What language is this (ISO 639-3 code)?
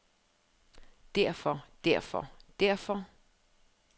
dan